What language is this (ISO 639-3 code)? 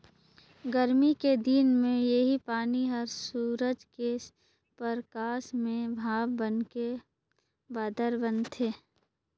hne